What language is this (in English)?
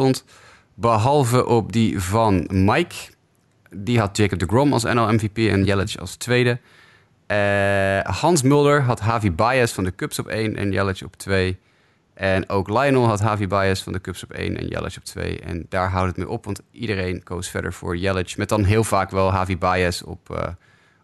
Dutch